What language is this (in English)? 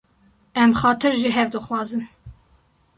Kurdish